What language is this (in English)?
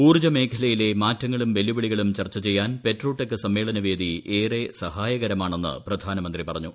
Malayalam